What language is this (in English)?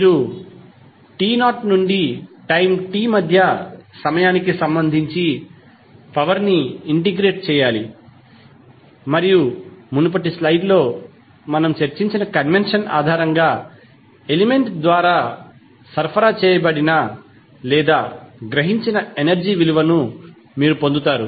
Telugu